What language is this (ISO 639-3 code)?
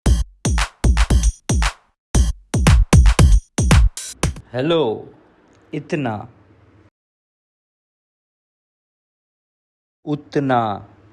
hin